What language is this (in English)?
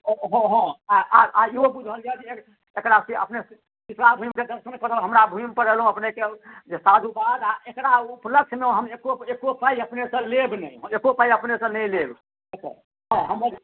Maithili